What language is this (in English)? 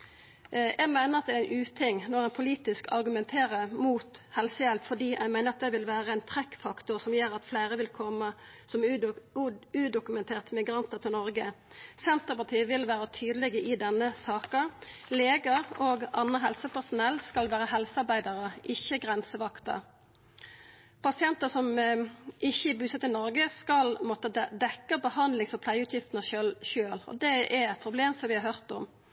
Norwegian Nynorsk